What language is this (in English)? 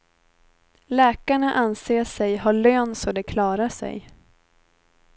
Swedish